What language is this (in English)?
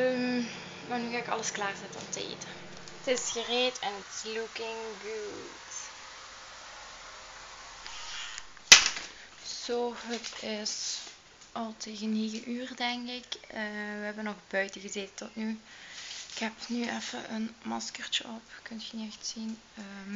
Dutch